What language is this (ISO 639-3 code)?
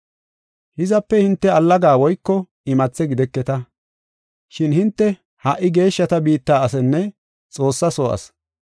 gof